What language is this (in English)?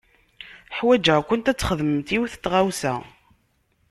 Kabyle